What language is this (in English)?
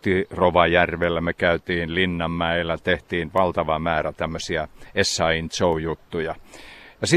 Finnish